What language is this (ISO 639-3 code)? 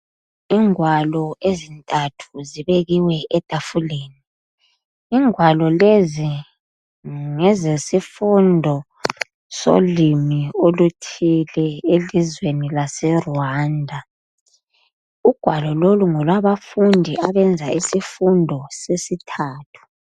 nde